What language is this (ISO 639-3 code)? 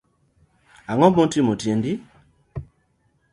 luo